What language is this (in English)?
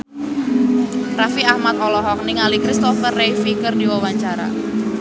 Sundanese